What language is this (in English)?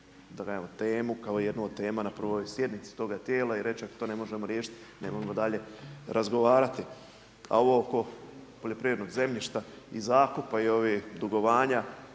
Croatian